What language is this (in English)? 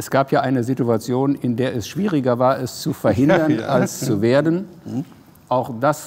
German